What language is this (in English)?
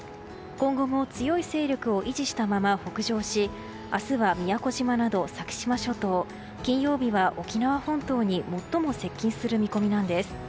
Japanese